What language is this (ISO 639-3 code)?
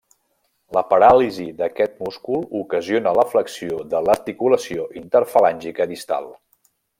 cat